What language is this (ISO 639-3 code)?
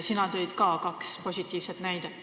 est